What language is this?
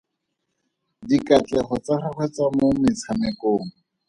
Tswana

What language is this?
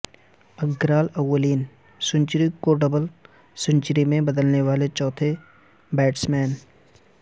Urdu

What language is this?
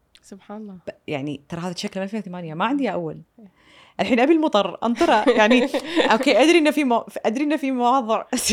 Arabic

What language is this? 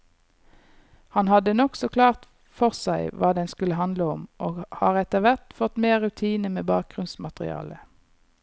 Norwegian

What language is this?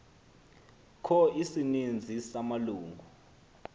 Xhosa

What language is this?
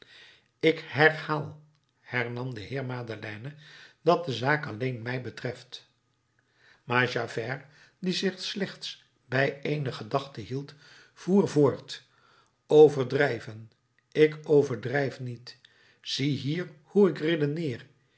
Dutch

